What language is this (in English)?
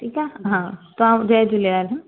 Sindhi